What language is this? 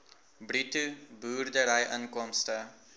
Afrikaans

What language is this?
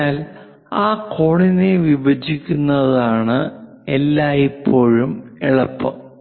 Malayalam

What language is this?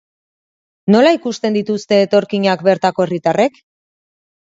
Basque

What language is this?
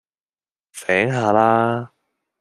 Cantonese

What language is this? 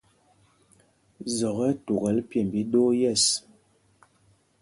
Mpumpong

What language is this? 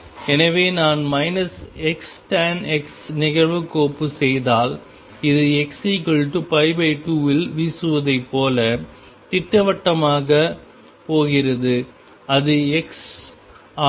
Tamil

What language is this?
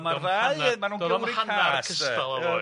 Welsh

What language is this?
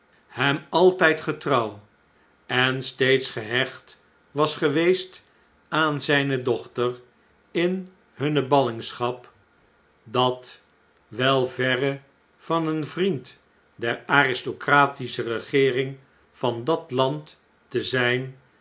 Dutch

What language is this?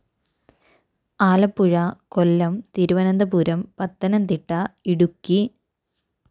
Malayalam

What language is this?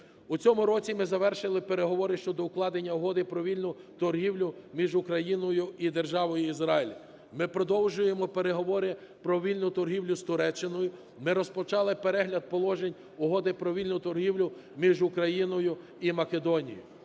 Ukrainian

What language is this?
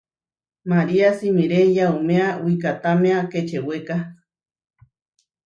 Huarijio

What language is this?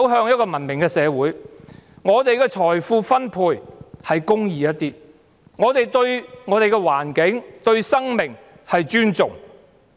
Cantonese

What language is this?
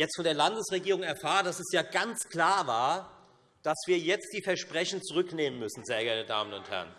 German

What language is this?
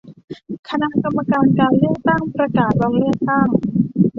Thai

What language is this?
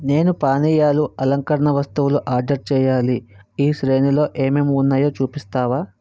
Telugu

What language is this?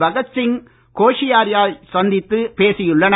Tamil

